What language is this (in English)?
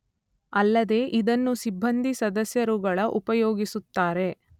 Kannada